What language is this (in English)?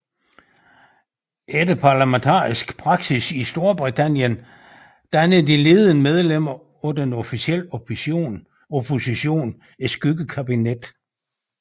Danish